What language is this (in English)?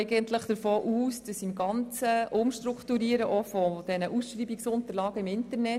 Swiss German